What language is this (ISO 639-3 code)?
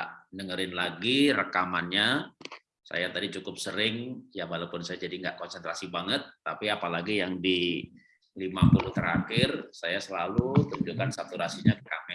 ind